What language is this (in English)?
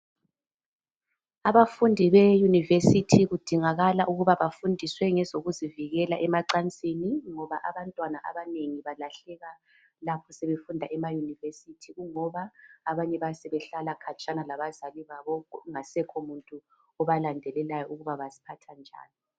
North Ndebele